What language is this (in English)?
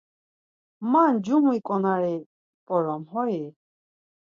Laz